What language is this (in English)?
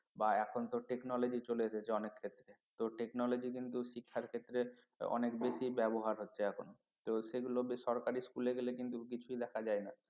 Bangla